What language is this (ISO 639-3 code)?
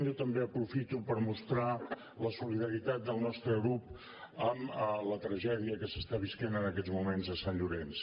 cat